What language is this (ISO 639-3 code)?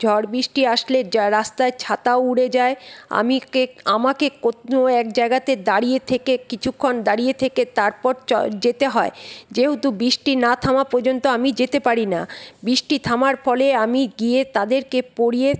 ben